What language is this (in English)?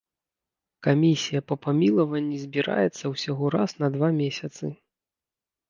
Belarusian